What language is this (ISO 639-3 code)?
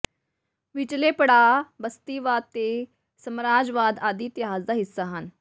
pan